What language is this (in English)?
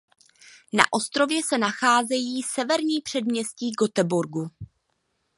Czech